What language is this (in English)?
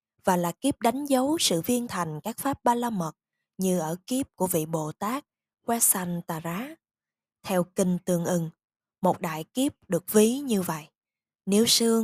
Vietnamese